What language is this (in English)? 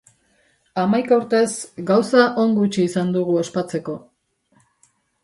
Basque